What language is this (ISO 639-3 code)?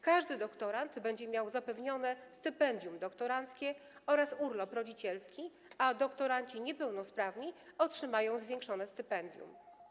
pol